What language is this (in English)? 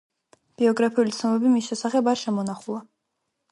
Georgian